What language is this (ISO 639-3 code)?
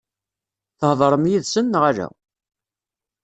kab